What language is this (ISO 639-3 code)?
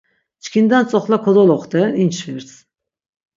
lzz